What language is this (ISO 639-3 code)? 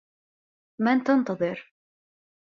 ara